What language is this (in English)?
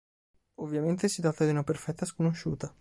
Italian